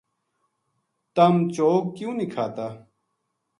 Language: Gujari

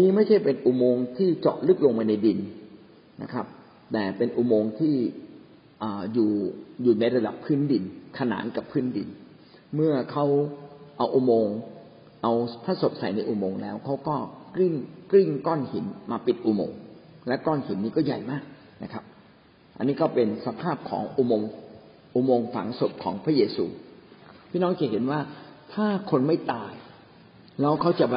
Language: Thai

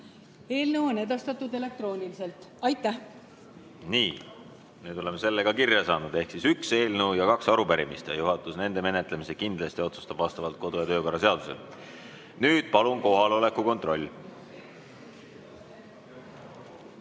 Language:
Estonian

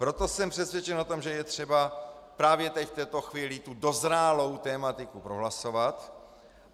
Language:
Czech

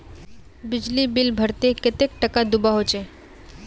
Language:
Magahi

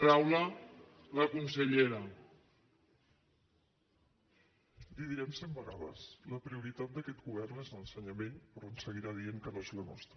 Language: Catalan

